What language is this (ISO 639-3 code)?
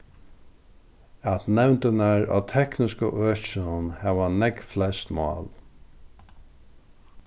fao